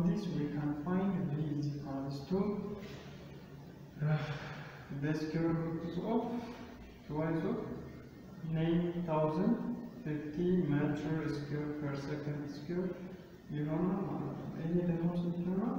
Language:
English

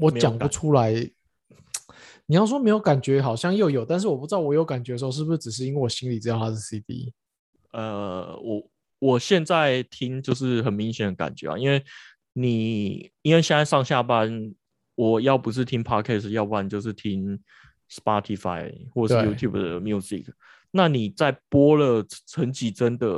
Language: Chinese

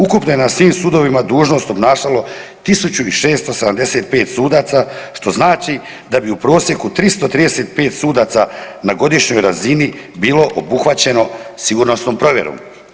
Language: Croatian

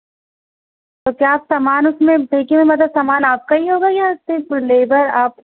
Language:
Urdu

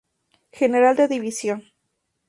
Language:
Spanish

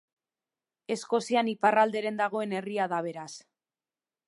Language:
Basque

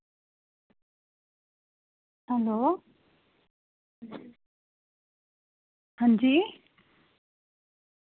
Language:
Dogri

